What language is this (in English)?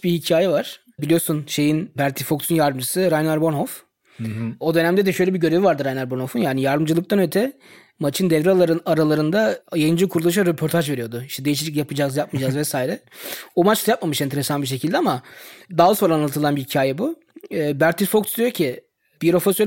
Turkish